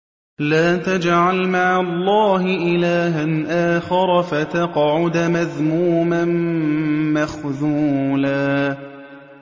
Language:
Arabic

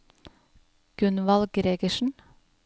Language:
Norwegian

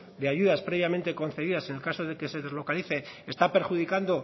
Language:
Spanish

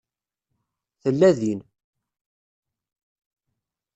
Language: Kabyle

